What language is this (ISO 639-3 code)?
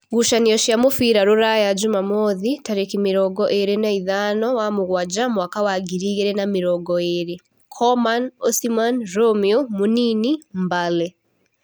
kik